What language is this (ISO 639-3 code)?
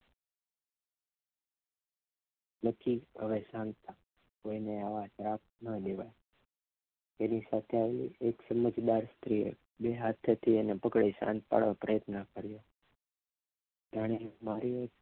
guj